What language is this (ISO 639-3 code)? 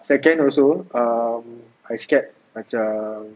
eng